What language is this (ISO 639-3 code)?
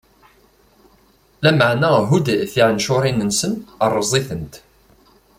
kab